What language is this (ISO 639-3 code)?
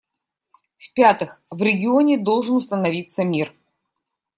rus